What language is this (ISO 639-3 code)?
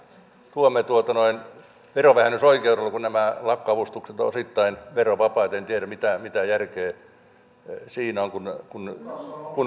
fin